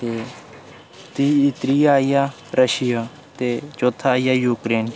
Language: Dogri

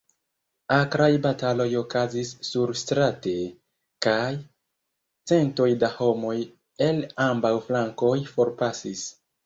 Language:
Esperanto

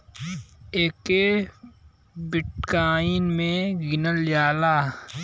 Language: Bhojpuri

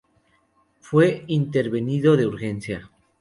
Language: Spanish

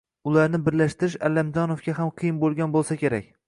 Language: Uzbek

